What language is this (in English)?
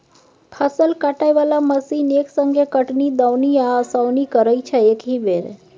Maithili